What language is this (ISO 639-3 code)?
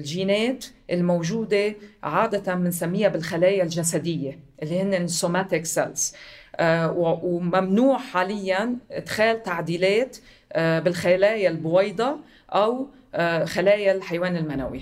ara